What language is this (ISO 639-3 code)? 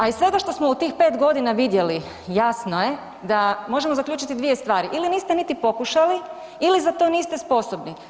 hrv